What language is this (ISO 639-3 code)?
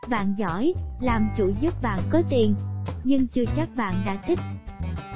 vie